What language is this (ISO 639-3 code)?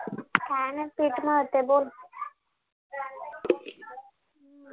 mar